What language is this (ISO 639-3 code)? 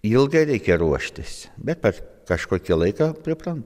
lit